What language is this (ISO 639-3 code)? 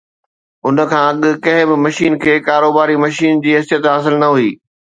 snd